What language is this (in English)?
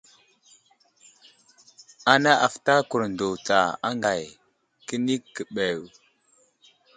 Wuzlam